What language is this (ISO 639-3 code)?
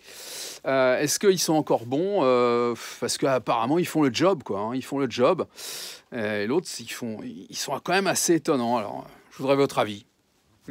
fra